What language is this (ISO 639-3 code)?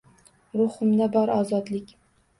uzb